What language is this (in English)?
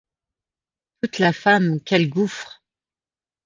French